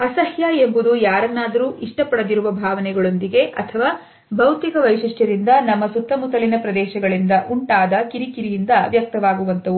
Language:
Kannada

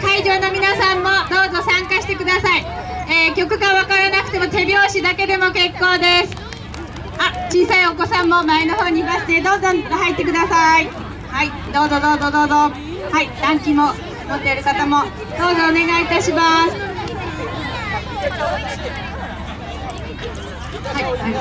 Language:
Japanese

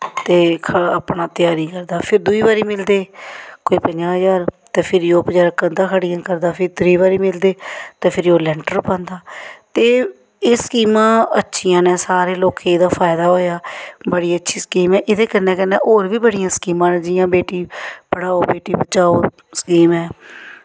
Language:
Dogri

